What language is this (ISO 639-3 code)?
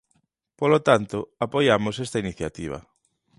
glg